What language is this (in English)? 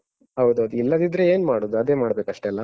Kannada